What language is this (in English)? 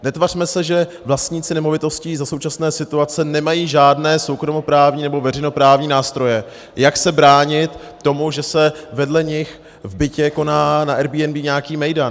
Czech